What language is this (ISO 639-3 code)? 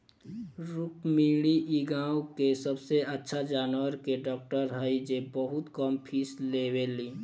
bho